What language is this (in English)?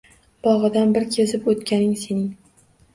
Uzbek